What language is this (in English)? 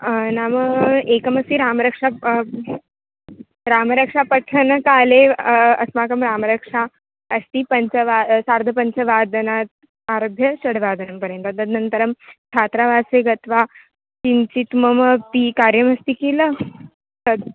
Sanskrit